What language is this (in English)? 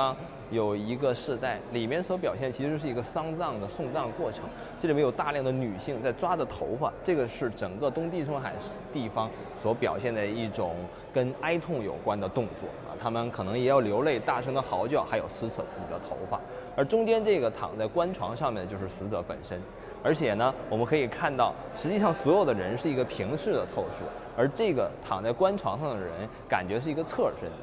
Chinese